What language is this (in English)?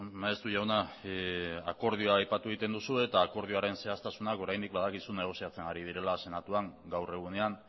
Basque